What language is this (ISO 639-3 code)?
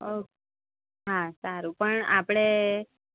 guj